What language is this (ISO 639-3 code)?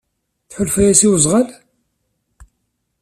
kab